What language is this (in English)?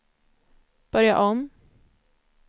Swedish